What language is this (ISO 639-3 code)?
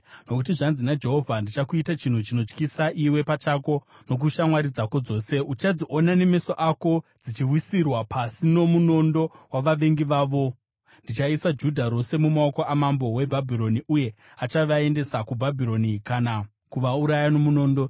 sna